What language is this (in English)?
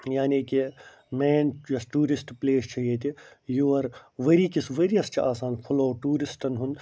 Kashmiri